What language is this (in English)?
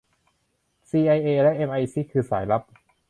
Thai